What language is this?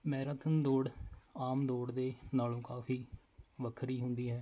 Punjabi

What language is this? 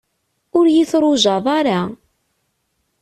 Kabyle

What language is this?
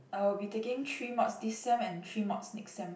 English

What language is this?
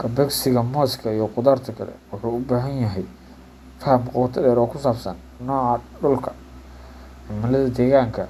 Somali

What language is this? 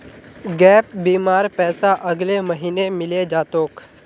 Magahi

